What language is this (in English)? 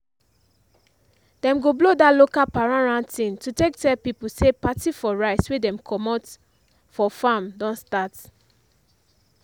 Nigerian Pidgin